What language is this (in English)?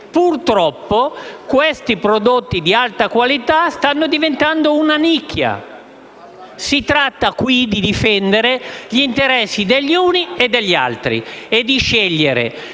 Italian